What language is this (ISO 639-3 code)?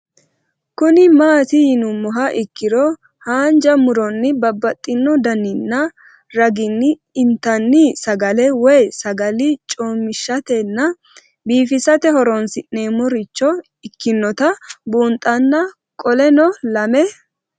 sid